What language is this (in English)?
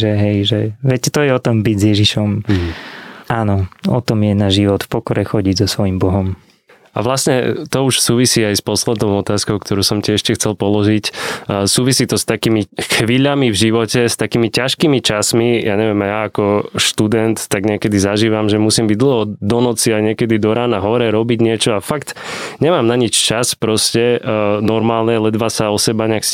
Slovak